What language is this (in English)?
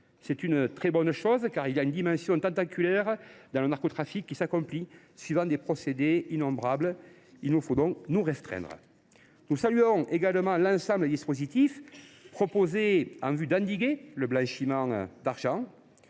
French